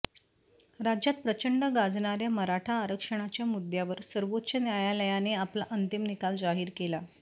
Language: Marathi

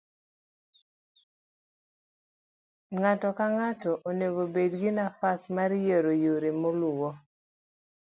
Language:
Luo (Kenya and Tanzania)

